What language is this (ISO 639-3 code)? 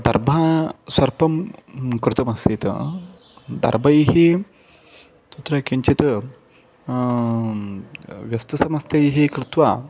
san